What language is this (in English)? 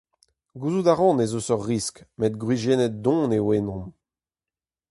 Breton